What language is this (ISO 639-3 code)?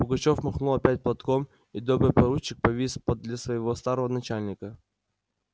rus